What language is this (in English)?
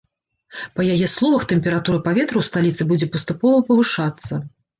Belarusian